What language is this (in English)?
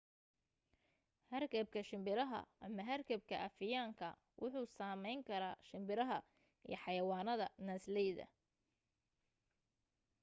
Somali